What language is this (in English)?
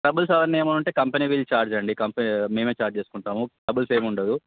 Telugu